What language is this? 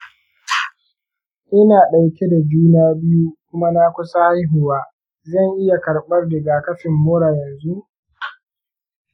Hausa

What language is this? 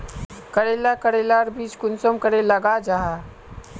Magahi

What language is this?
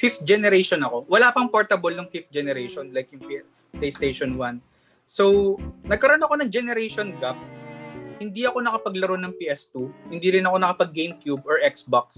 Filipino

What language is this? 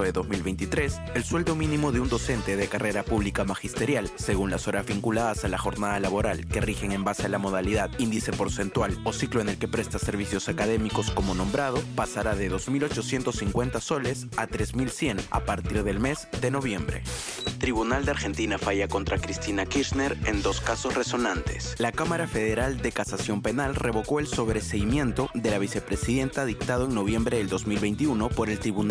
Spanish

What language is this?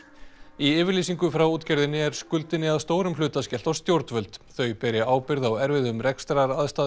Icelandic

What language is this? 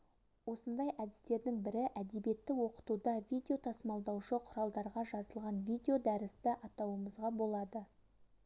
Kazakh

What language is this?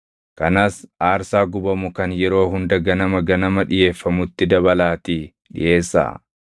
Oromo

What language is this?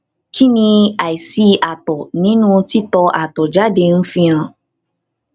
Yoruba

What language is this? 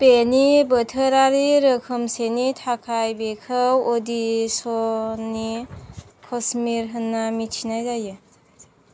Bodo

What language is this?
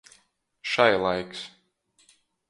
Latgalian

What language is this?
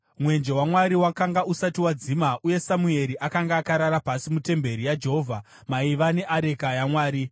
Shona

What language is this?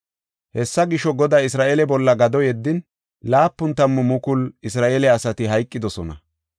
Gofa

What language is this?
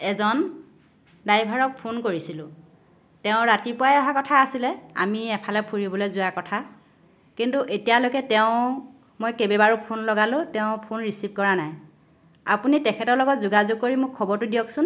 Assamese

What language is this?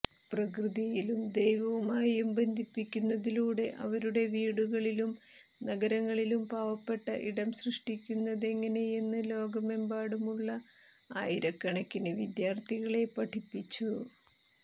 Malayalam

